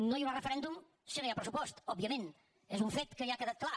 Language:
Catalan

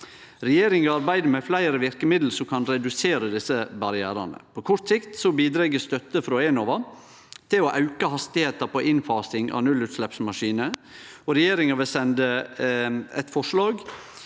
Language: Norwegian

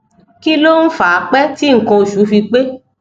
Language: Yoruba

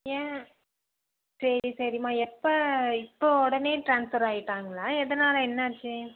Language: Tamil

